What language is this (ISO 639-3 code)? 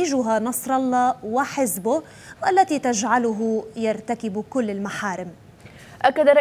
ara